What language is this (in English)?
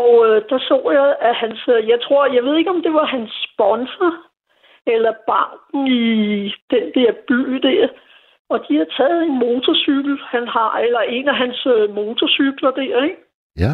Danish